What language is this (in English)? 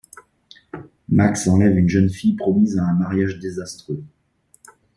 French